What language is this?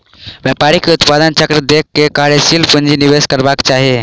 Maithili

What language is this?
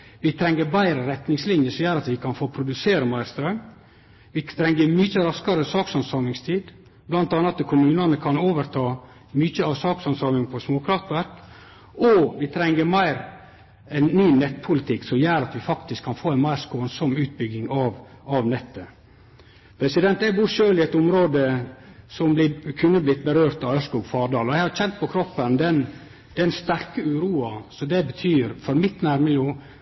Norwegian Nynorsk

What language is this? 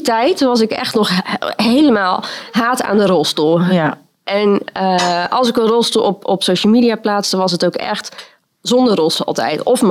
Dutch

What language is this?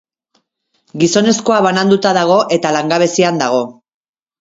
Basque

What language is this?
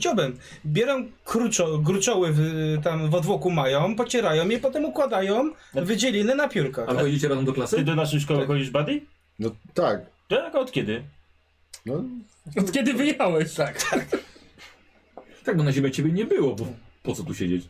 Polish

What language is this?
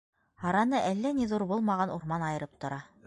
Bashkir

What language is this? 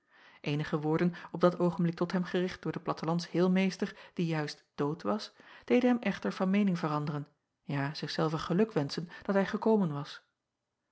Dutch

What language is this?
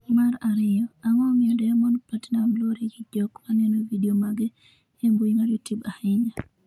Luo (Kenya and Tanzania)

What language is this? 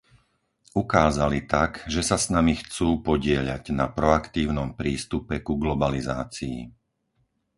Slovak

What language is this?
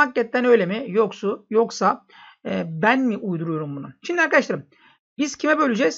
Turkish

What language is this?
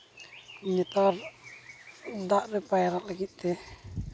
Santali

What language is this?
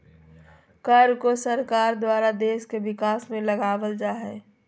Magahi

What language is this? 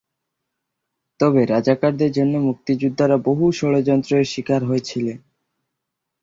Bangla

